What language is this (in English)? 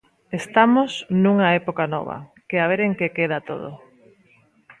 Galician